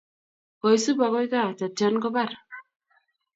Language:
Kalenjin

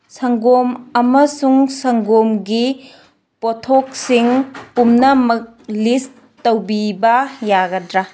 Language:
Manipuri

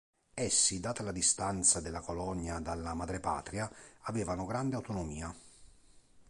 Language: Italian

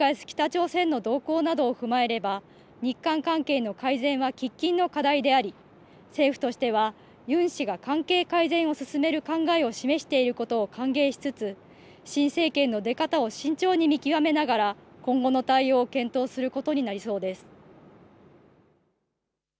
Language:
Japanese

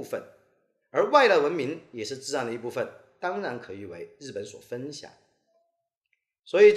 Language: Chinese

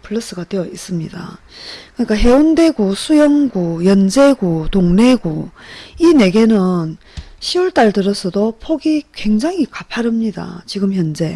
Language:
Korean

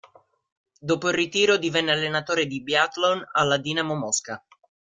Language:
Italian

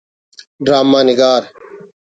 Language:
Brahui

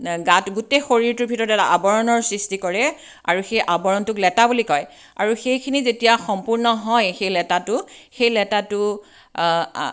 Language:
Assamese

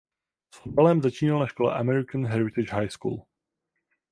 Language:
Czech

